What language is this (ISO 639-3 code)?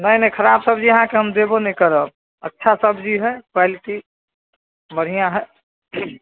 mai